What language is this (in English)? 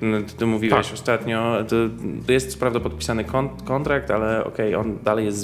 Polish